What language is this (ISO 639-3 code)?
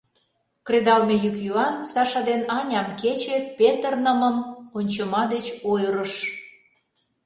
chm